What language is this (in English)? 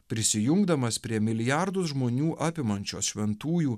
Lithuanian